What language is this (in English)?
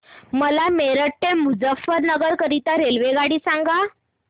Marathi